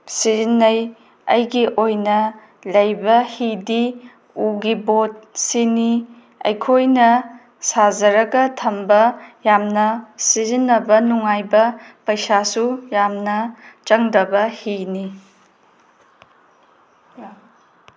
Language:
Manipuri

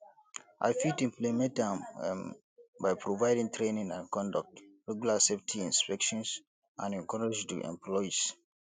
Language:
Nigerian Pidgin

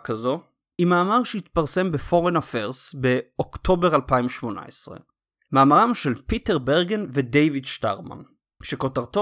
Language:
Hebrew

